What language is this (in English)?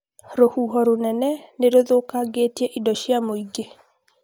Kikuyu